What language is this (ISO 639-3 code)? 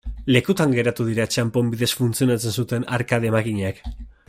eus